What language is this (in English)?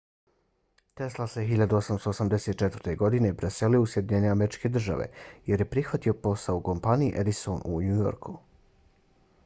Bosnian